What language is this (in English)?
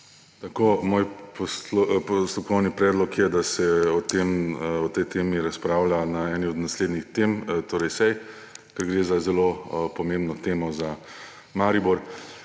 Slovenian